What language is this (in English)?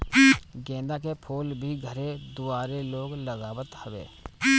Bhojpuri